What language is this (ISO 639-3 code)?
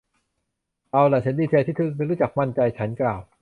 tha